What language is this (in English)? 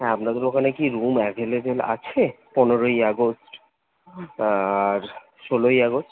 Bangla